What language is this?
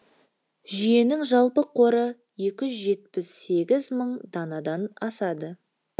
Kazakh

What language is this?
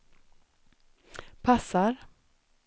Swedish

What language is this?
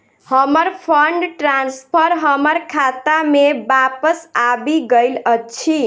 Maithili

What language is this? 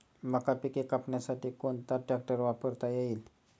Marathi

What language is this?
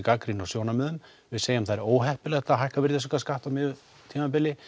Icelandic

